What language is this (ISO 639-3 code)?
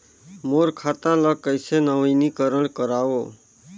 hne